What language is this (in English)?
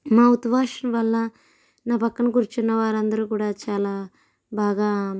Telugu